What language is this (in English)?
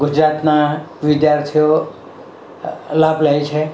Gujarati